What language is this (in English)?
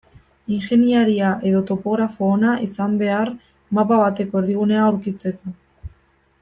Basque